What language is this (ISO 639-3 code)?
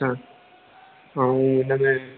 snd